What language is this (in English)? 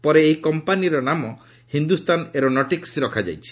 Odia